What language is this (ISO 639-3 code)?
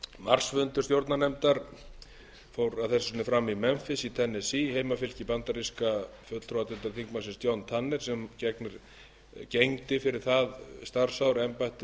isl